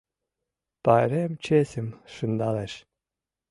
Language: Mari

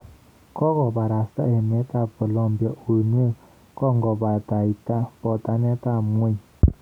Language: Kalenjin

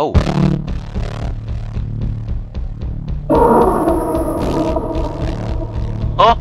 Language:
Vietnamese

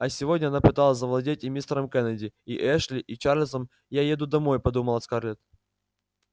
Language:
Russian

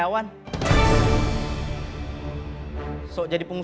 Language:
Indonesian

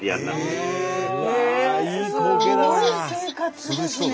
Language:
Japanese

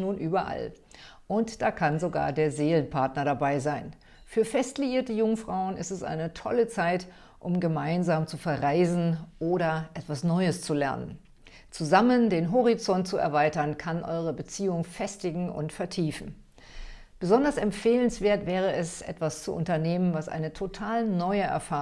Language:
German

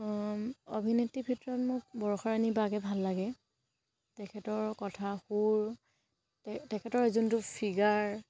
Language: Assamese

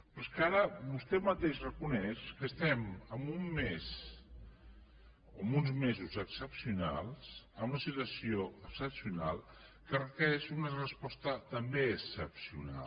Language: Catalan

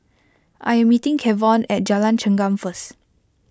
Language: English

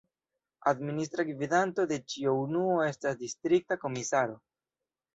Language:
Esperanto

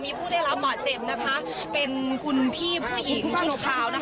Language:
Thai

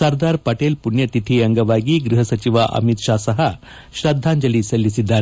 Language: Kannada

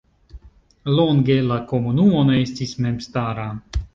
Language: Esperanto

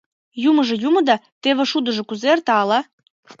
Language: Mari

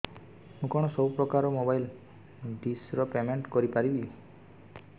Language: Odia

